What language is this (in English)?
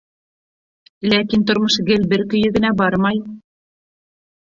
Bashkir